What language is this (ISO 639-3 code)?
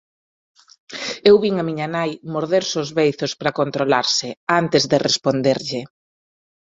glg